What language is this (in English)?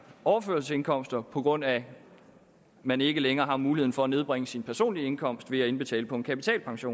Danish